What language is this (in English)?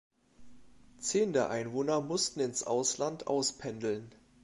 German